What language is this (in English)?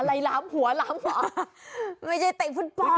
Thai